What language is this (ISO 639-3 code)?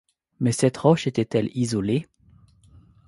fra